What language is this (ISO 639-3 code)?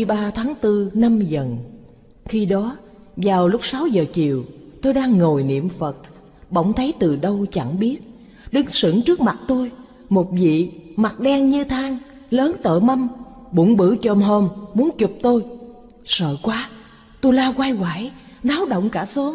vie